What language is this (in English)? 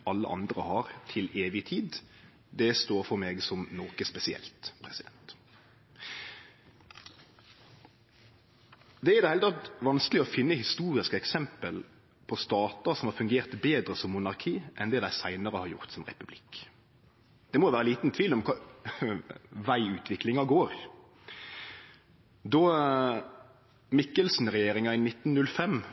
Norwegian Nynorsk